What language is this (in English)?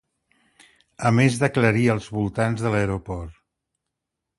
Catalan